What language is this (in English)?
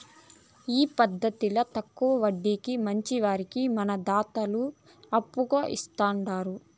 Telugu